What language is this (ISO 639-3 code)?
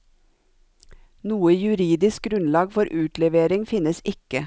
nor